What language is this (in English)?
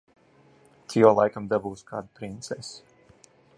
Latvian